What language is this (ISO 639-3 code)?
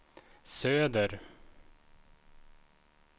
swe